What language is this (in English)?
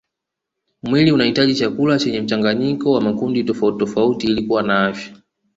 Swahili